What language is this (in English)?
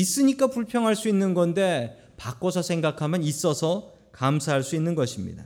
Korean